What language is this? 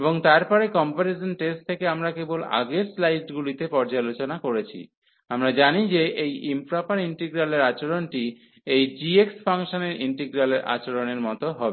Bangla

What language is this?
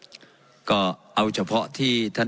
Thai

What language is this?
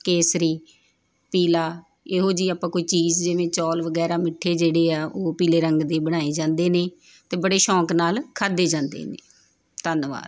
Punjabi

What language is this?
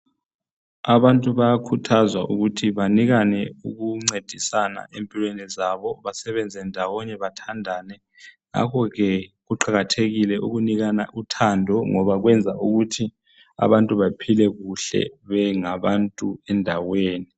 North Ndebele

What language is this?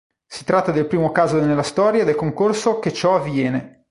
Italian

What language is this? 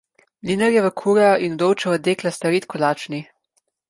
Slovenian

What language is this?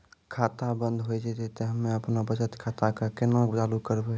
Maithili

